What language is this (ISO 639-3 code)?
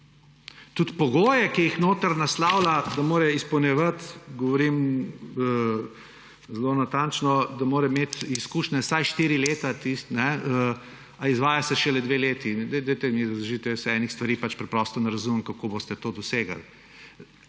slv